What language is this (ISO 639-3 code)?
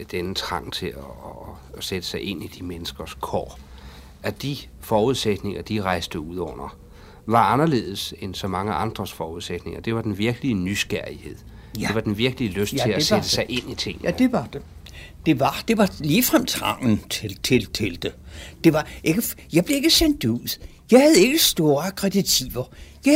dan